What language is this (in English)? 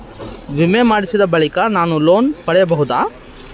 Kannada